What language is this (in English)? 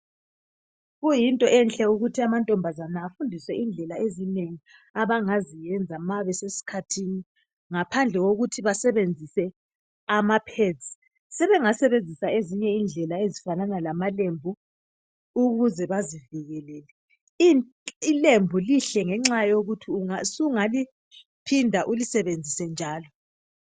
North Ndebele